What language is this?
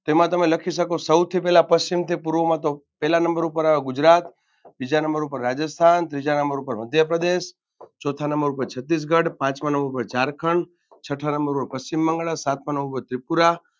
Gujarati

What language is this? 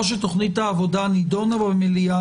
Hebrew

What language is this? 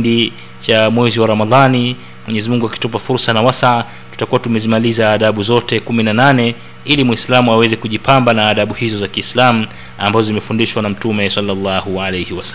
Swahili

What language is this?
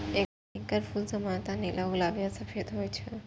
Maithili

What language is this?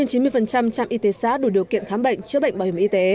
Vietnamese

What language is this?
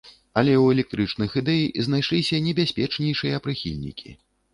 Belarusian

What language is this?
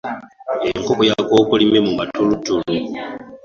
Ganda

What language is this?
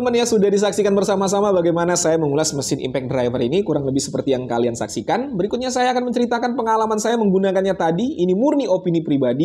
Indonesian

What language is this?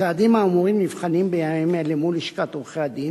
Hebrew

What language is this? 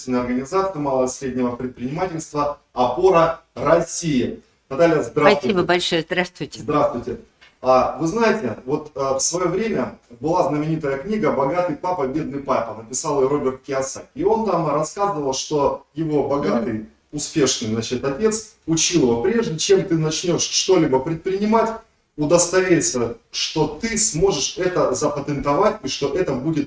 Russian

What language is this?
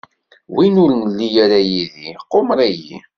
Kabyle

